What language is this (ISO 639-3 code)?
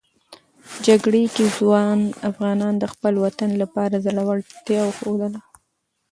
pus